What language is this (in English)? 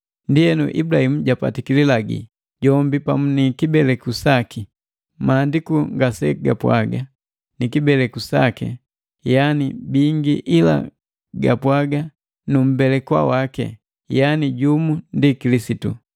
Matengo